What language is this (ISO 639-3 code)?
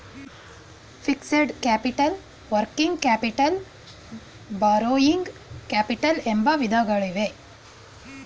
kan